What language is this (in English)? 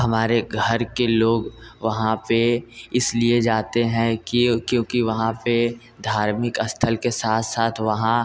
Hindi